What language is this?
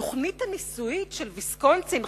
Hebrew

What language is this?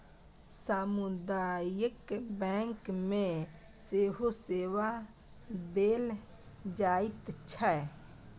Maithili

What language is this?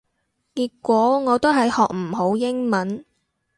Cantonese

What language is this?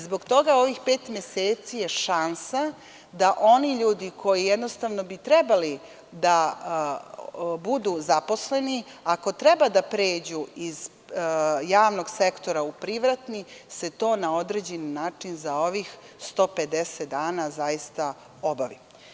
Serbian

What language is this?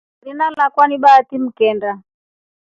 Rombo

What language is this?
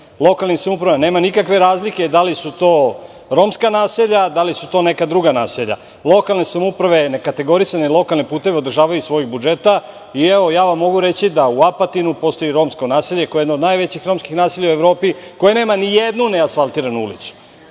Serbian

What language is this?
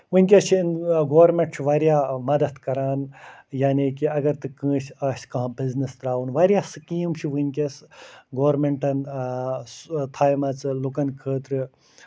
Kashmiri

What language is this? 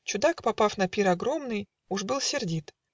Russian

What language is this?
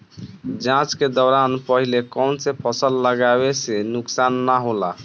Bhojpuri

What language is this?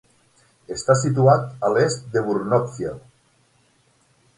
Catalan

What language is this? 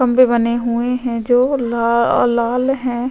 Hindi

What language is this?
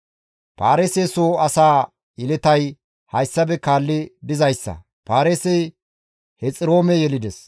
Gamo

